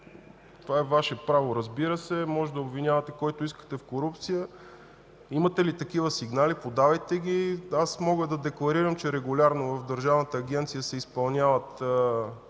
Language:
Bulgarian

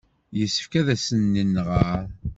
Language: Kabyle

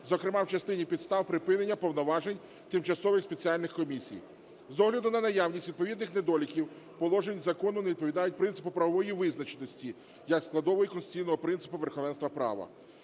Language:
Ukrainian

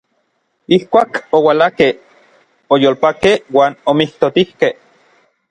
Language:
Orizaba Nahuatl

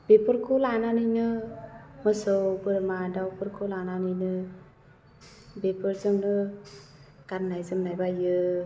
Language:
Bodo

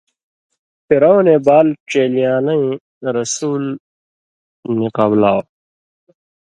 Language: Indus Kohistani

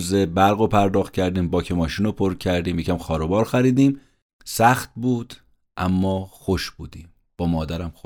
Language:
Persian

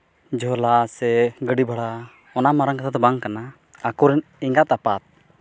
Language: Santali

